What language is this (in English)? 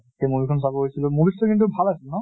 Assamese